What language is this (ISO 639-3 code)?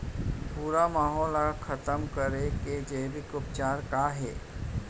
hne